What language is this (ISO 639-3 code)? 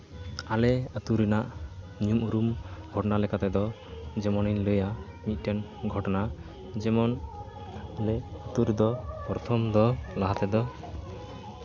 sat